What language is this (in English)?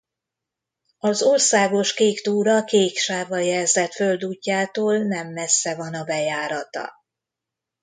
Hungarian